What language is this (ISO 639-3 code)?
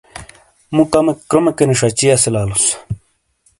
scl